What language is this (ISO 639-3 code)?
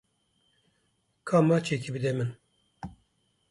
kur